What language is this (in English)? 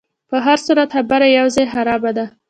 Pashto